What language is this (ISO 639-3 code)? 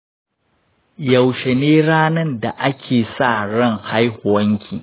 hau